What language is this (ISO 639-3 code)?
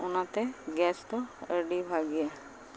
sat